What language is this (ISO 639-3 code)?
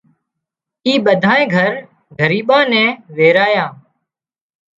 kxp